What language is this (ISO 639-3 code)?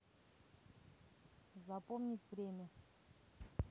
rus